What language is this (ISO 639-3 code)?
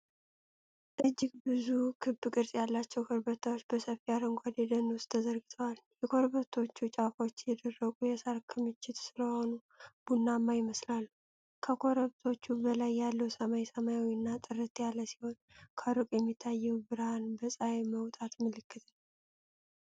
amh